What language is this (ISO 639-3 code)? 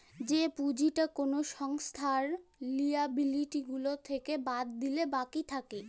ben